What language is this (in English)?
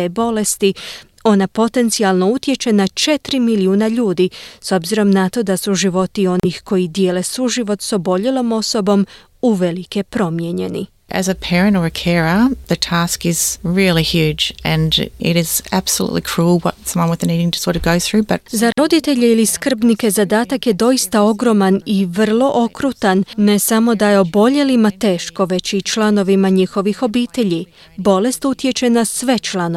Croatian